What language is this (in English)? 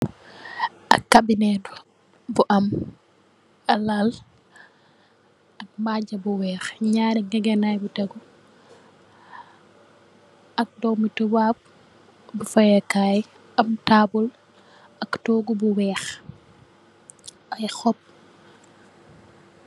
Wolof